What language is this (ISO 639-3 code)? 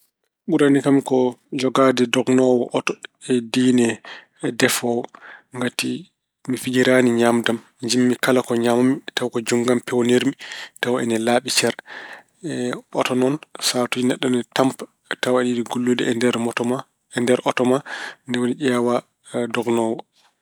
ful